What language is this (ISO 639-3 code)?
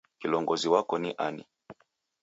dav